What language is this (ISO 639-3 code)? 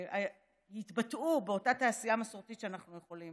heb